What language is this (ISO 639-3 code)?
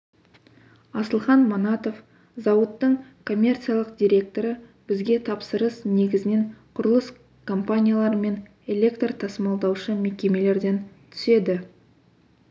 kaz